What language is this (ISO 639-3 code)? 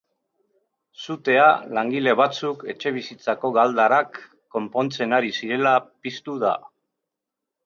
eus